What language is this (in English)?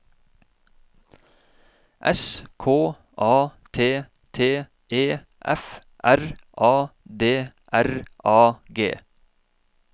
Norwegian